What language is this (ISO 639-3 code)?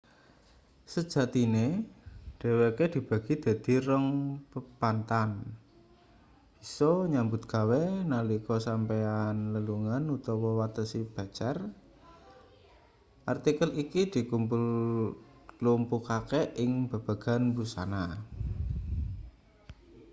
jav